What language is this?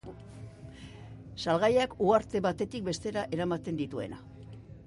Basque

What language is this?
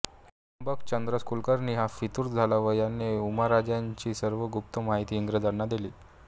Marathi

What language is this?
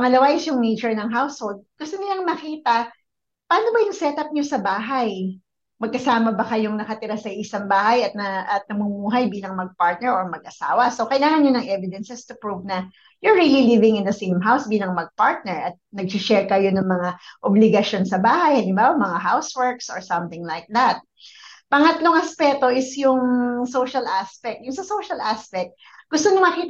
Filipino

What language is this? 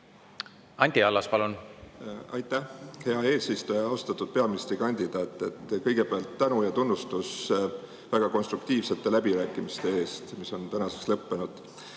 Estonian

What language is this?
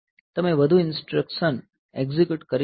Gujarati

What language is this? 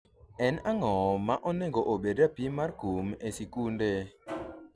Luo (Kenya and Tanzania)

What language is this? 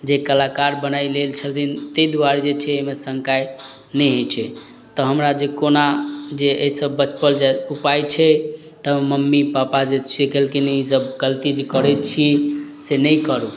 Maithili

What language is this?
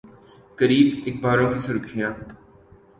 Urdu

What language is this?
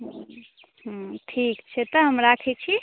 Maithili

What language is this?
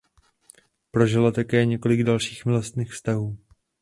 Czech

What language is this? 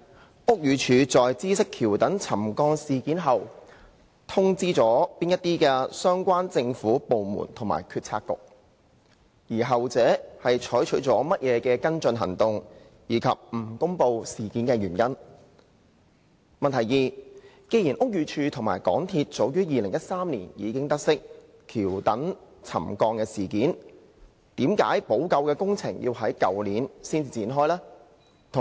Cantonese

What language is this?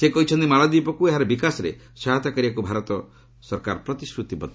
Odia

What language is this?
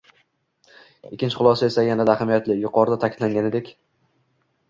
Uzbek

